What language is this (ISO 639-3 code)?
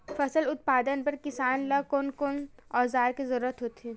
hne